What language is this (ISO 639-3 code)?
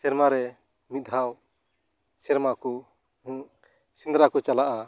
sat